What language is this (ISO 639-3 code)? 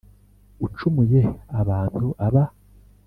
kin